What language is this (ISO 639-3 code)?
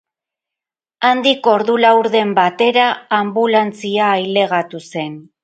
eus